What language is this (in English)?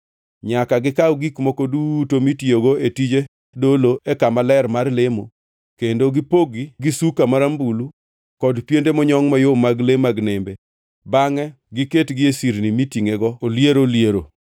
Luo (Kenya and Tanzania)